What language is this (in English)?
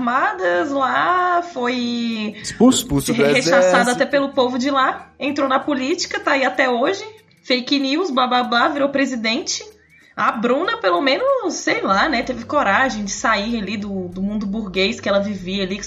Portuguese